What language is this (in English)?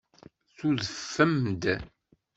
Kabyle